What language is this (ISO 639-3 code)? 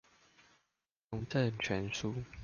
zho